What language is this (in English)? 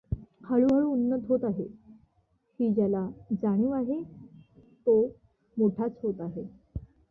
Marathi